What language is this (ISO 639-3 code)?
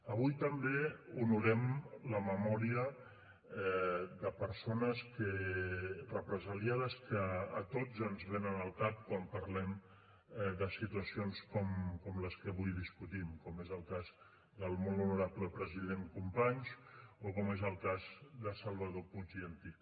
cat